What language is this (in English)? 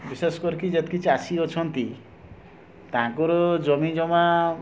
Odia